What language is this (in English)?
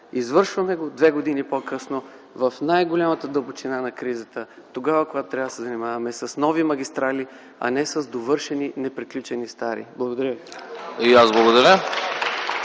Bulgarian